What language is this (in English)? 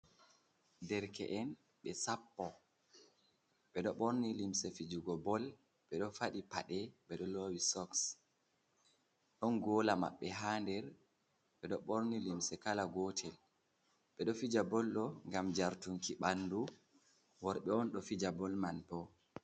Fula